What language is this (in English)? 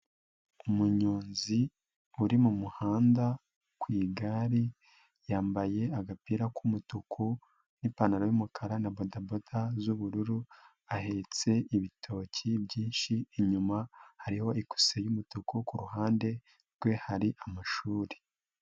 Kinyarwanda